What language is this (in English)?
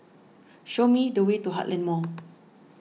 English